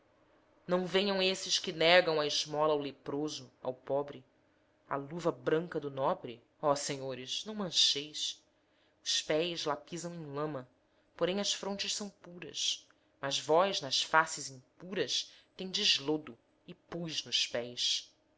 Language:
Portuguese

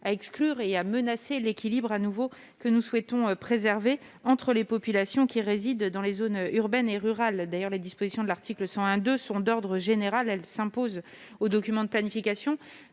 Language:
French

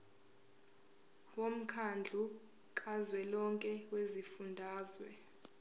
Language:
Zulu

